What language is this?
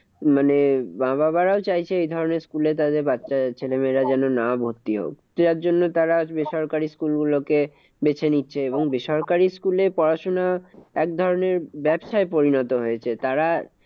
Bangla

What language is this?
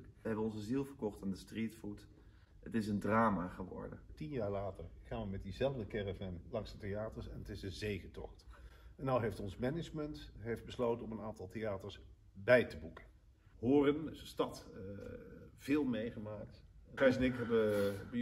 Dutch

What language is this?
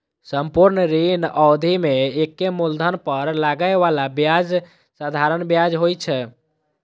Maithili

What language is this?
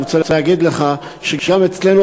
Hebrew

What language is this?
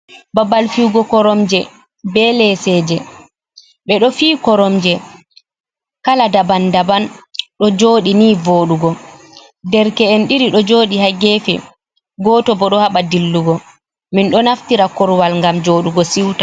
Fula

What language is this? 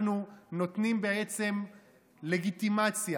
Hebrew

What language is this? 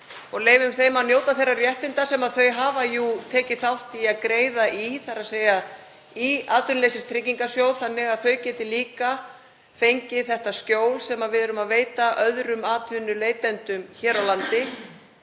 Icelandic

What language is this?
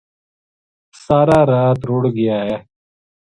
Gujari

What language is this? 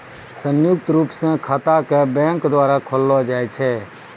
Maithili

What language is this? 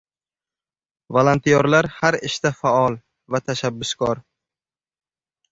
Uzbek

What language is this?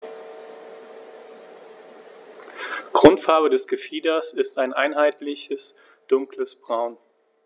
German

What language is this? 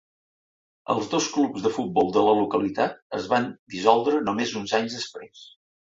Catalan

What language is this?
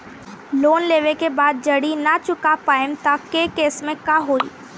Bhojpuri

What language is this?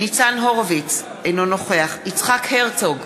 Hebrew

